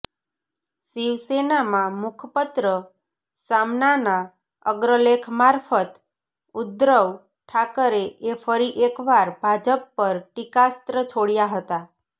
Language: Gujarati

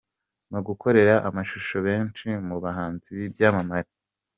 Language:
Kinyarwanda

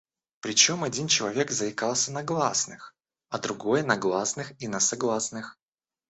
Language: Russian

